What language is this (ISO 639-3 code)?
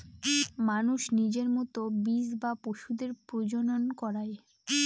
ben